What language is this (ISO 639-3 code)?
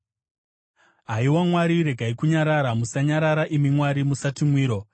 sna